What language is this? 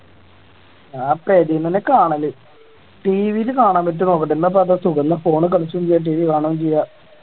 Malayalam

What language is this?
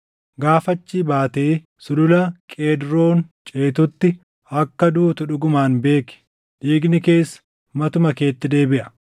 Oromo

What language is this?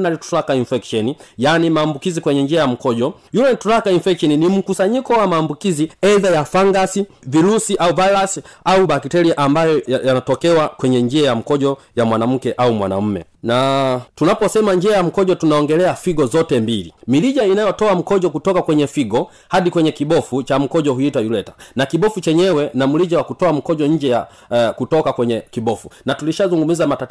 Swahili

